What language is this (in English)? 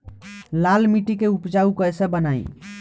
Bhojpuri